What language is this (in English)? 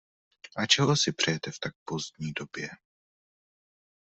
Czech